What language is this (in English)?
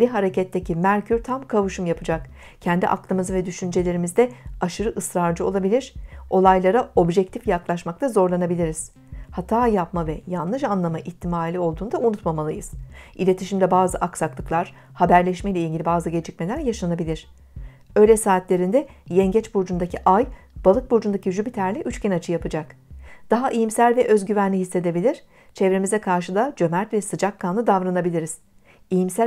Turkish